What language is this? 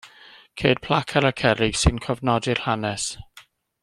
Welsh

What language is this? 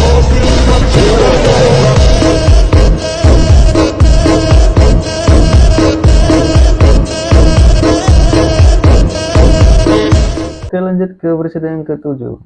Indonesian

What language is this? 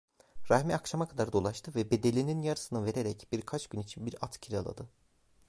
Turkish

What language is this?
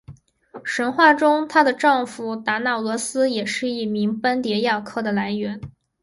Chinese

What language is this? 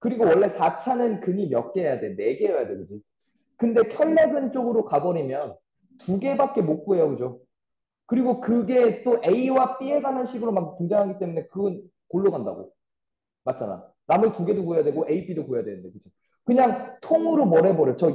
Korean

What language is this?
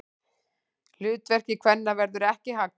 Icelandic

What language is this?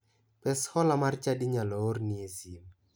Luo (Kenya and Tanzania)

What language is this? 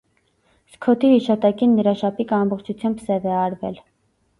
Armenian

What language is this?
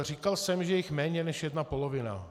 Czech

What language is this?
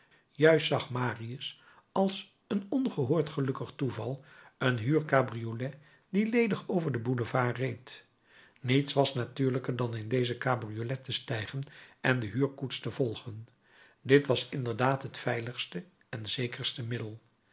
Dutch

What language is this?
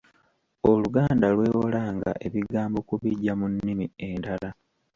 Ganda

